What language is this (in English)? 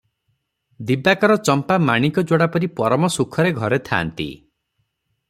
Odia